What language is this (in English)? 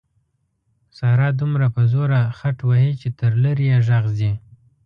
Pashto